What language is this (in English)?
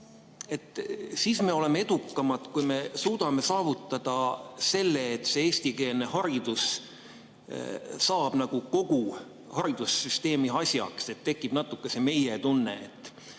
Estonian